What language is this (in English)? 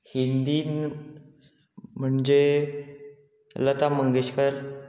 Konkani